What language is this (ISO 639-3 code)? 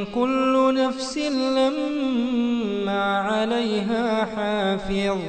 ara